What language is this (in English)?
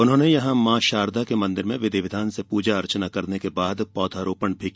Hindi